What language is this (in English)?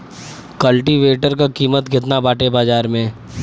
Bhojpuri